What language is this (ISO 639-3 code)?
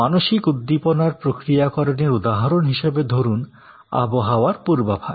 ben